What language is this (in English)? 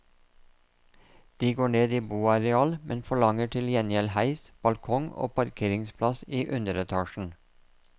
Norwegian